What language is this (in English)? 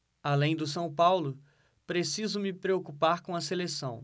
Portuguese